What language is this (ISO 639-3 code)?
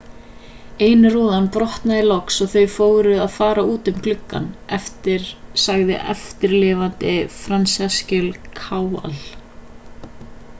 isl